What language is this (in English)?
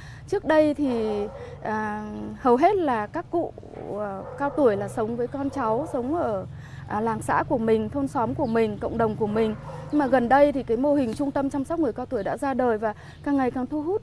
Vietnamese